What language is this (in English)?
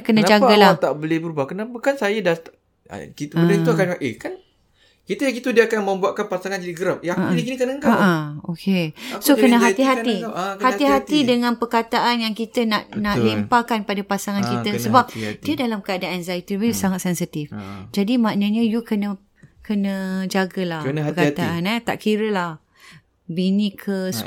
Malay